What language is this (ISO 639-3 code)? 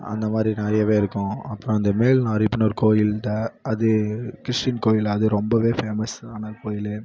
tam